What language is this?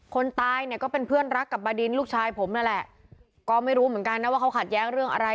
Thai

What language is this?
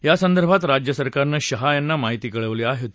Marathi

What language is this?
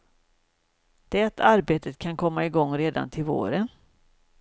Swedish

